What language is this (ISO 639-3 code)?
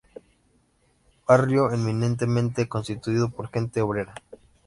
spa